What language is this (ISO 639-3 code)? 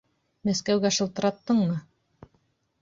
bak